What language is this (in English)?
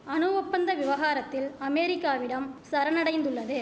Tamil